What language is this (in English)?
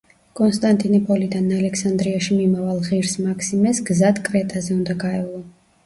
Georgian